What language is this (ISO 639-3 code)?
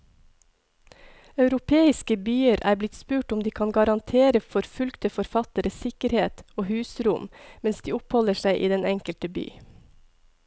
nor